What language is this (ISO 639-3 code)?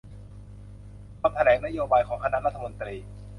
tha